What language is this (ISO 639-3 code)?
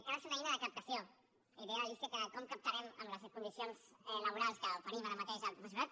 cat